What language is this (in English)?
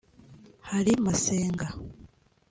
Kinyarwanda